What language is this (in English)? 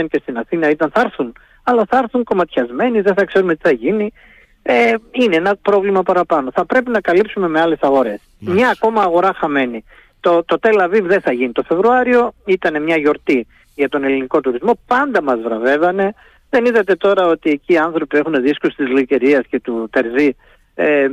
Greek